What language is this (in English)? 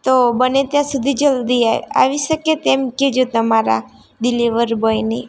Gujarati